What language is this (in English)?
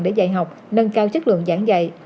Vietnamese